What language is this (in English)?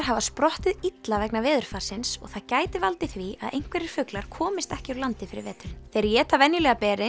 Icelandic